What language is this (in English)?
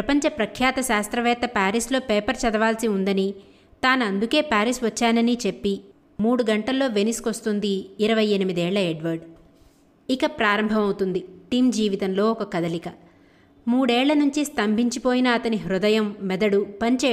Telugu